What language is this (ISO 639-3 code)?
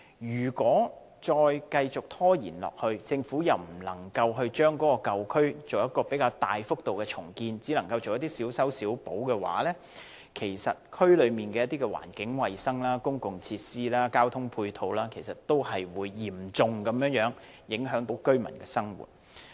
yue